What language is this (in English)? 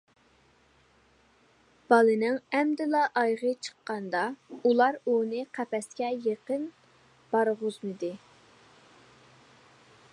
Uyghur